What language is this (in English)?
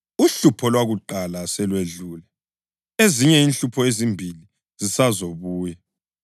North Ndebele